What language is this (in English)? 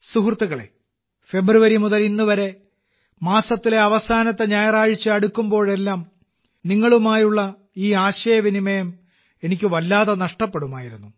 Malayalam